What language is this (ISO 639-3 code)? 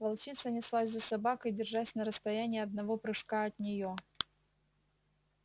rus